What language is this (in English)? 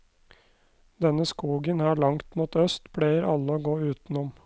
Norwegian